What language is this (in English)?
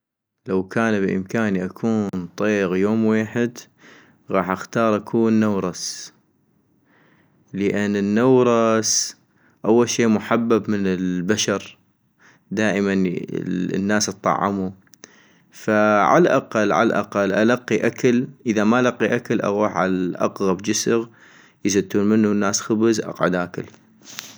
North Mesopotamian Arabic